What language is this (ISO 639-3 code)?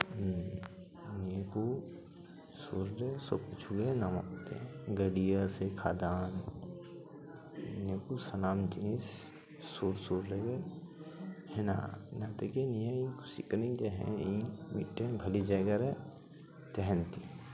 sat